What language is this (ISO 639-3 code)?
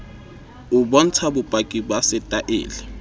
sot